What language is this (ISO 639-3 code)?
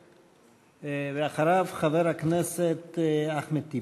heb